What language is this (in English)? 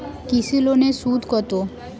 Bangla